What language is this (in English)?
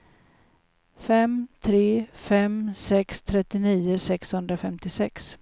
Swedish